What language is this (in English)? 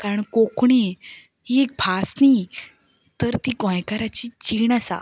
Konkani